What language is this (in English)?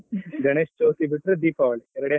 Kannada